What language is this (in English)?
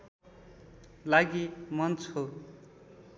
Nepali